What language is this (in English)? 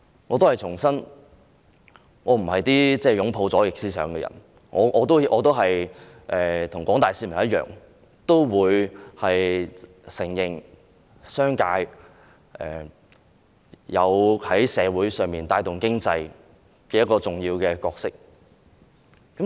Cantonese